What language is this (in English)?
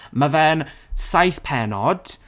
Welsh